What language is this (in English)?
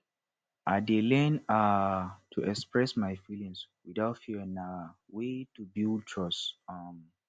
Nigerian Pidgin